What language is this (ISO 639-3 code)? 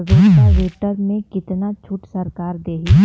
bho